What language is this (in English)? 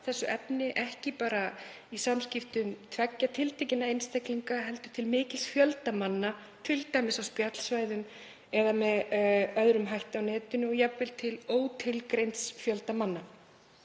Icelandic